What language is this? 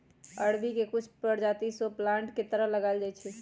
Magahi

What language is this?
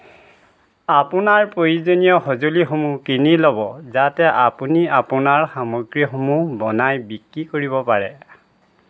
Assamese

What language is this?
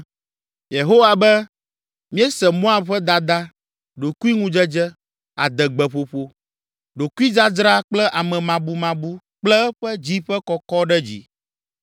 Ewe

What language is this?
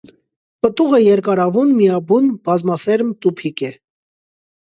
Armenian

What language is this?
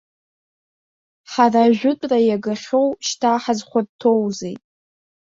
Abkhazian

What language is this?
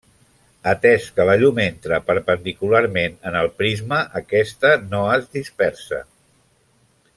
Catalan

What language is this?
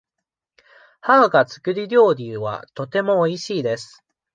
Japanese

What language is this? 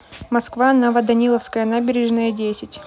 Russian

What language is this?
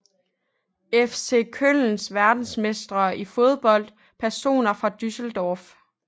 Danish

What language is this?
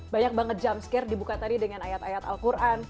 Indonesian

